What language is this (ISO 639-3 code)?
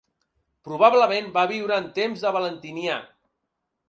cat